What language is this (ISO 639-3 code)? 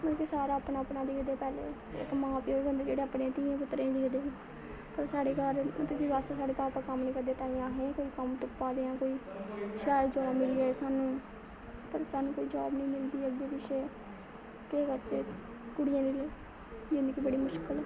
doi